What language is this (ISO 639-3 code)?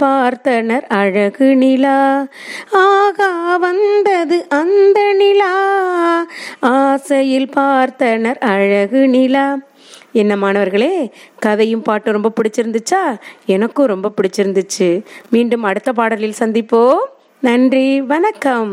tam